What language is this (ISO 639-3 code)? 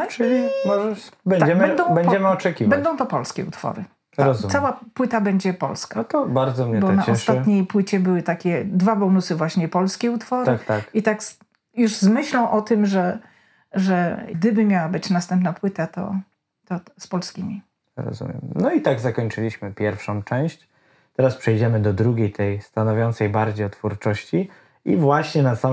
pol